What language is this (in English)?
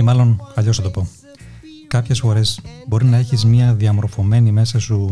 Greek